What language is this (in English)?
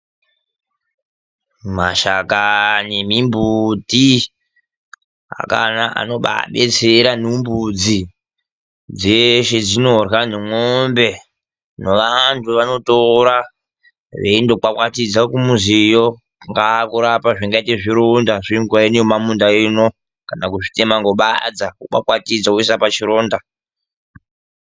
Ndau